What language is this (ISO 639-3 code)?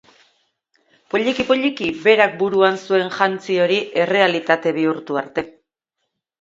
eus